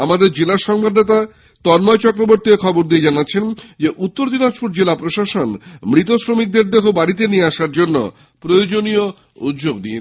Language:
Bangla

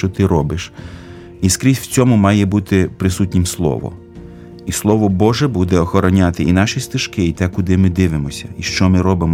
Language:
Ukrainian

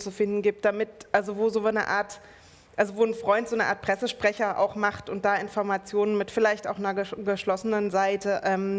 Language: German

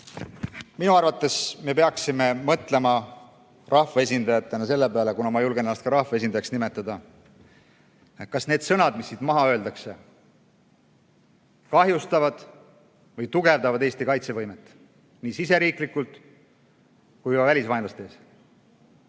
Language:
Estonian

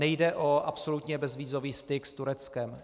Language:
Czech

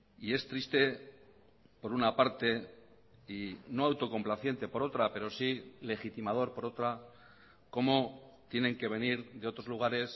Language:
Spanish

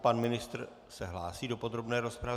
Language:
Czech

